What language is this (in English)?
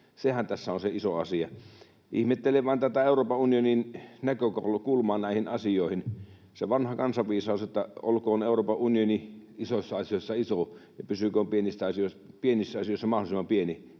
Finnish